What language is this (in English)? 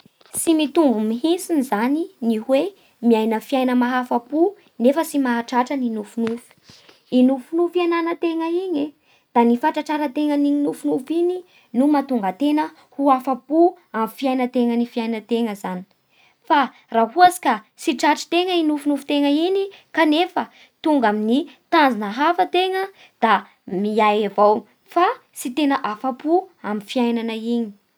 Bara Malagasy